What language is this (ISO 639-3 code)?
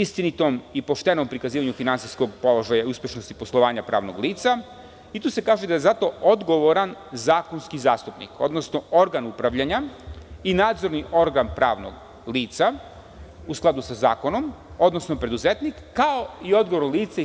srp